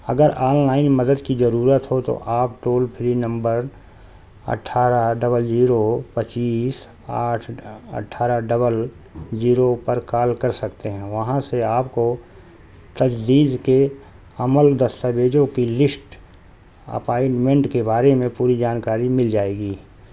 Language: Urdu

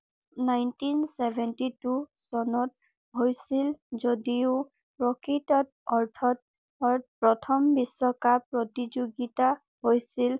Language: Assamese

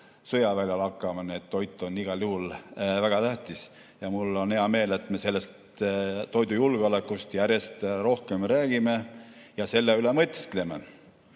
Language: Estonian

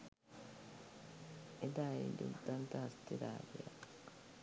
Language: Sinhala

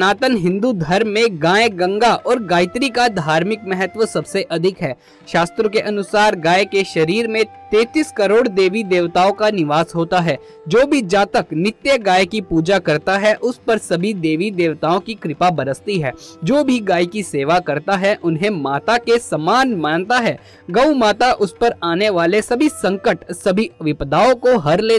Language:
Hindi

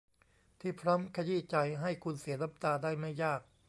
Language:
Thai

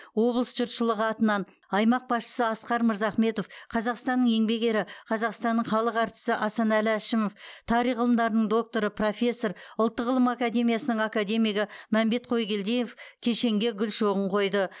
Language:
Kazakh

